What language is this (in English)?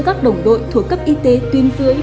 Vietnamese